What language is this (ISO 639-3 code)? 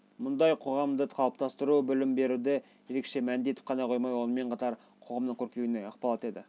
kaz